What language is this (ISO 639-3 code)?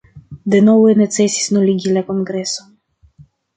epo